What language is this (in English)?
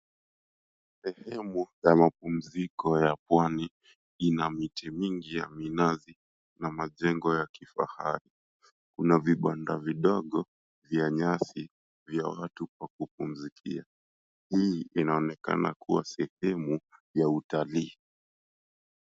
Swahili